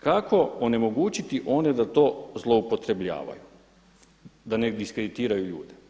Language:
Croatian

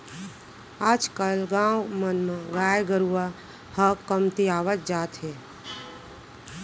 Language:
Chhattisgarhi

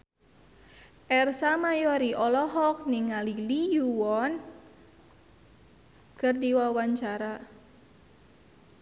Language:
Sundanese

